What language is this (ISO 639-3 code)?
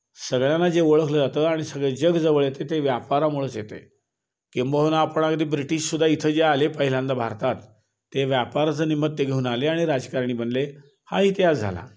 mar